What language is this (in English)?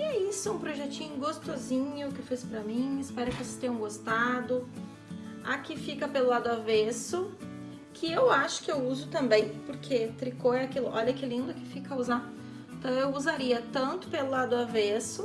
Portuguese